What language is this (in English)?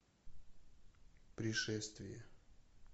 Russian